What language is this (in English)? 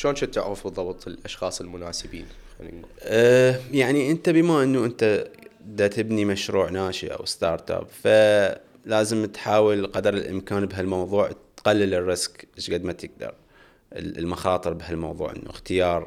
Arabic